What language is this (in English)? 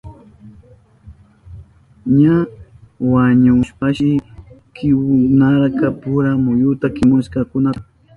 Southern Pastaza Quechua